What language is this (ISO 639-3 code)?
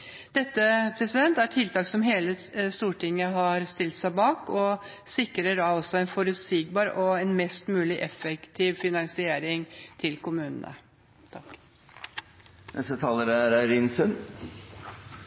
nob